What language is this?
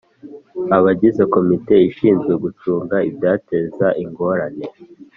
Kinyarwanda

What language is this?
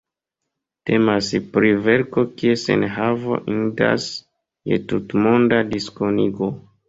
Esperanto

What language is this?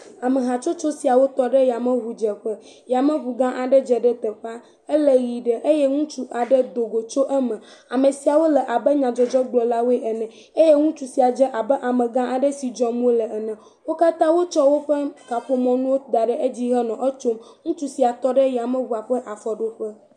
Ewe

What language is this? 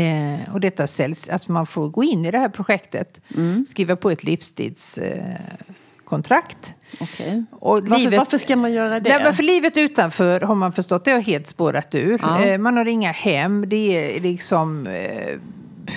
Swedish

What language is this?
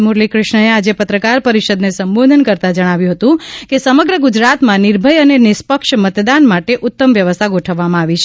Gujarati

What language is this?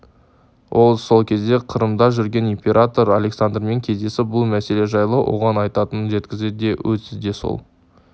Kazakh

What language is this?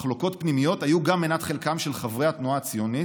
Hebrew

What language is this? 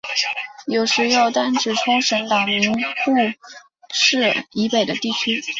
Chinese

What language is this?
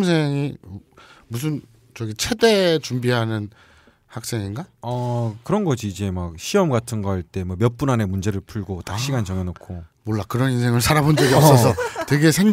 Korean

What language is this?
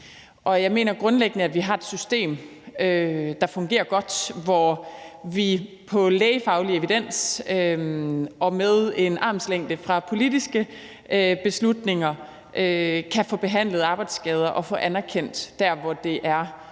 Danish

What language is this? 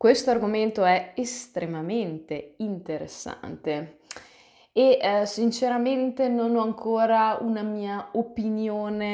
Italian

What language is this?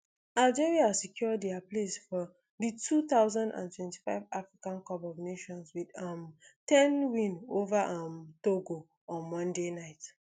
Nigerian Pidgin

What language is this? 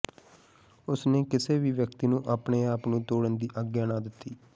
Punjabi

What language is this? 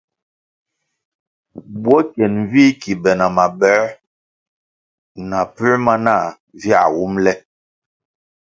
Kwasio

